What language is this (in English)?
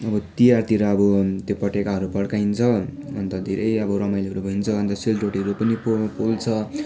Nepali